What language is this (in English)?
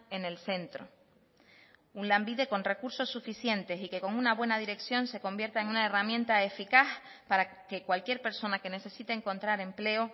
Spanish